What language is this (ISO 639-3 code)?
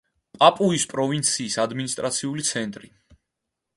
kat